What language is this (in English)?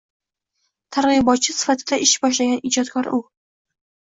Uzbek